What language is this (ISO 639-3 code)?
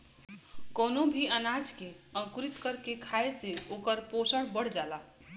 bho